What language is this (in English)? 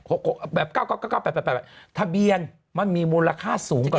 Thai